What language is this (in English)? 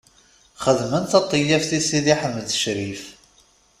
Kabyle